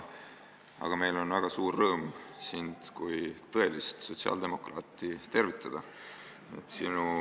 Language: Estonian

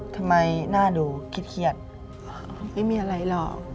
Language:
Thai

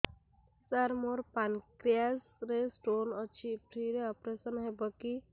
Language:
Odia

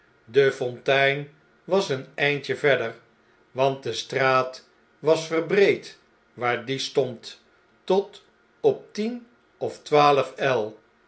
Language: Dutch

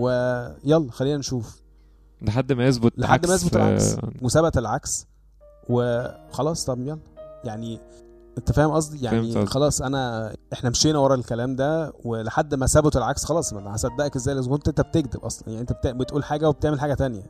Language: Arabic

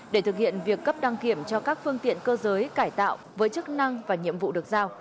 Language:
Vietnamese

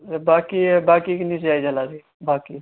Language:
Dogri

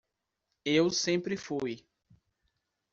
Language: Portuguese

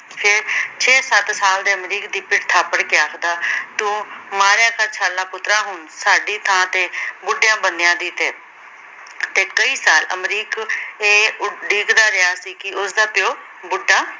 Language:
Punjabi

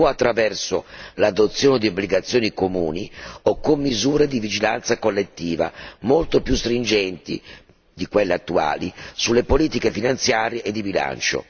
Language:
Italian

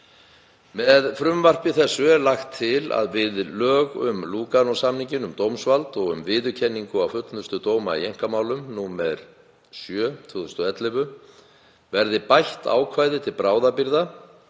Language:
Icelandic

